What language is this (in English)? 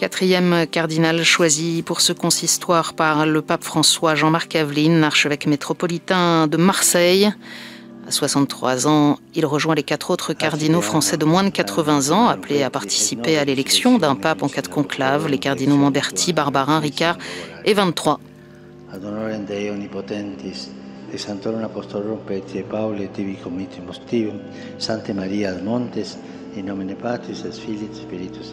French